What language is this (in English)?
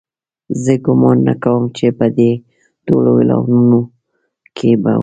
Pashto